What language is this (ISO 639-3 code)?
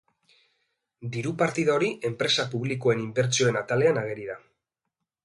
eus